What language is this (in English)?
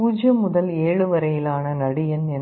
Tamil